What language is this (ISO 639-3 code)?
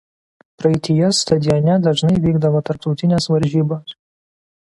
lit